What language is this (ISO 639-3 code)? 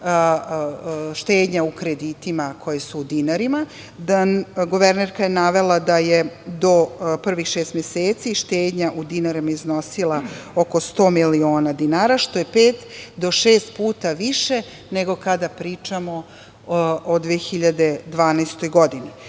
srp